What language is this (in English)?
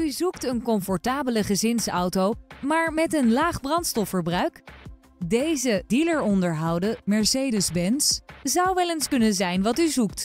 Dutch